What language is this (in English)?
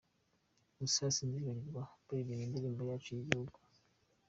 Kinyarwanda